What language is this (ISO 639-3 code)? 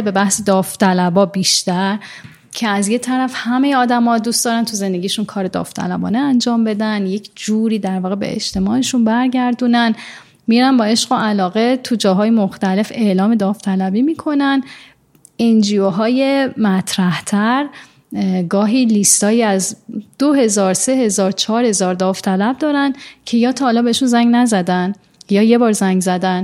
fas